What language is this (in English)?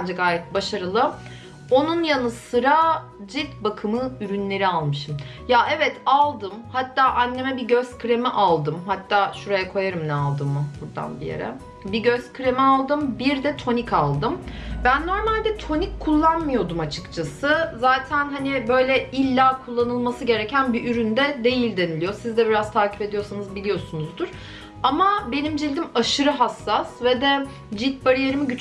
Turkish